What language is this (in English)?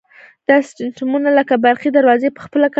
Pashto